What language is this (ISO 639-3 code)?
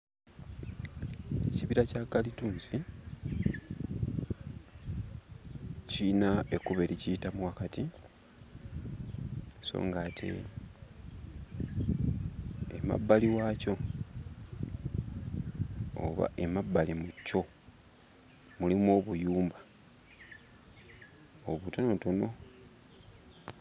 lug